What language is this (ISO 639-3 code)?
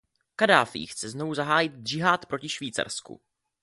ces